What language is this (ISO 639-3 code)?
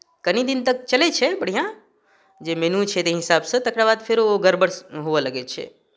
mai